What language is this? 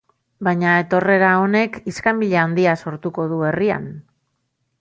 Basque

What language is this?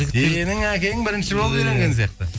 Kazakh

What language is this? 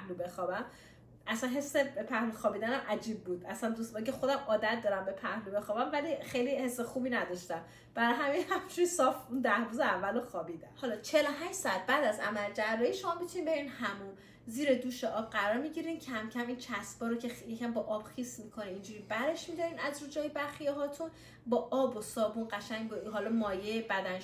Persian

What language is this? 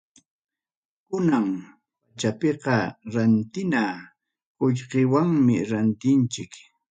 Ayacucho Quechua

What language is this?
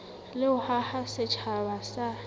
Southern Sotho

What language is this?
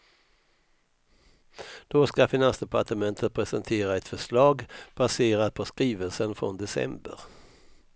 Swedish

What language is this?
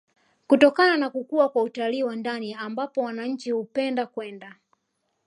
Swahili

